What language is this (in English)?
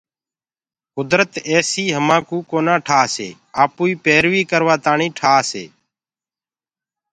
Gurgula